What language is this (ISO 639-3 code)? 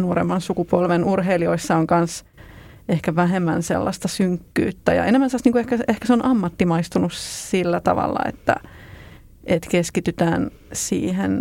fin